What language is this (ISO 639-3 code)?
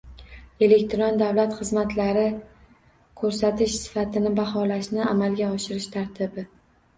uzb